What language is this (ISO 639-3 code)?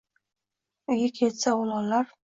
uzb